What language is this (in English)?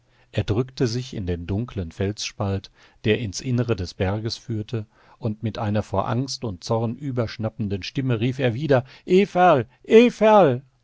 German